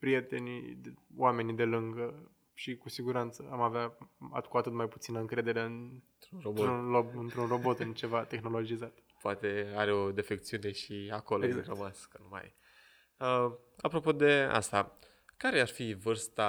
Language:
Romanian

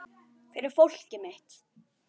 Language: Icelandic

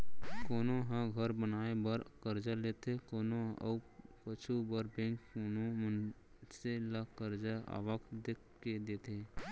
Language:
Chhattisgarhi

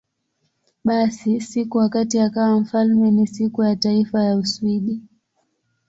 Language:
Swahili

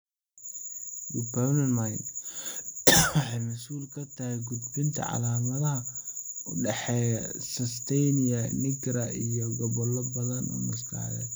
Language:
Somali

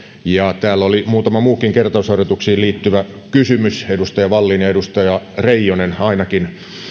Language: Finnish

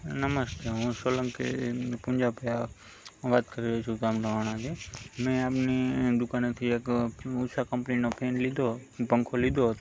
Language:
Gujarati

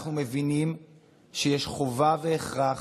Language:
Hebrew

